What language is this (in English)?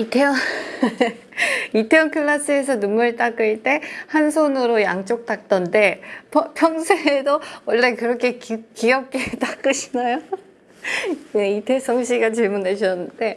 Korean